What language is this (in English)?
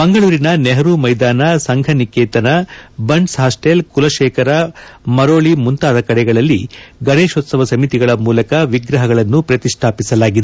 Kannada